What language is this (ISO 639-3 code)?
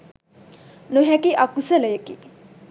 sin